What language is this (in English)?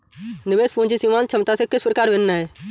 Hindi